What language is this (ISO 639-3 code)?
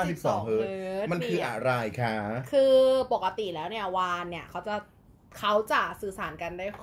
tha